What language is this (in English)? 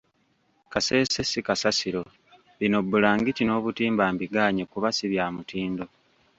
Ganda